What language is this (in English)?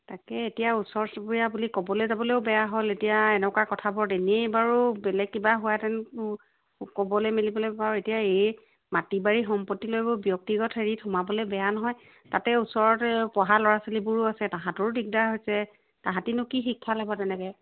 Assamese